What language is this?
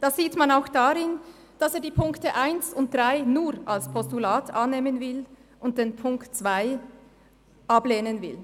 Swiss German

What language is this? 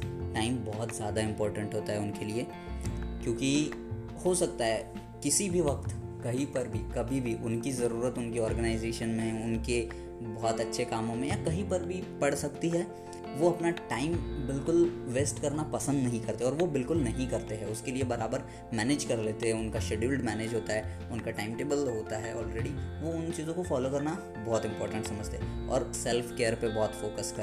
Hindi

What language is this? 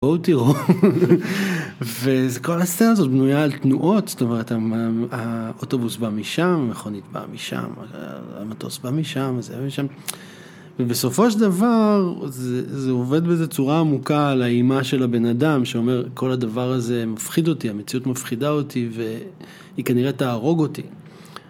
Hebrew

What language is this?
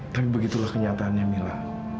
Indonesian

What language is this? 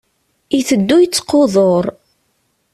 Kabyle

